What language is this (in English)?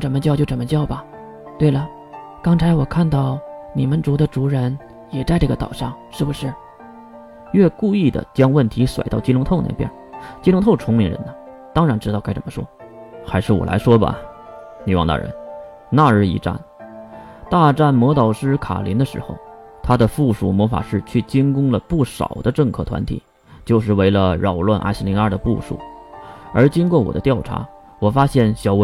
Chinese